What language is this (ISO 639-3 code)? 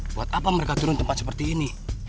ind